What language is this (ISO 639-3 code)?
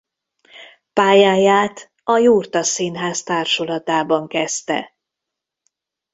hun